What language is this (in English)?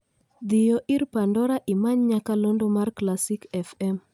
Luo (Kenya and Tanzania)